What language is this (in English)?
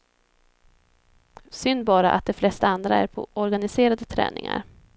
Swedish